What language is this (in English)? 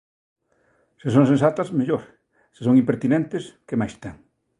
Galician